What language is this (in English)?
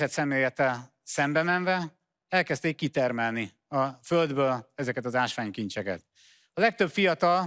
Hungarian